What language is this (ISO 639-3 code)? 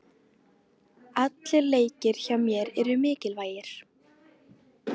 isl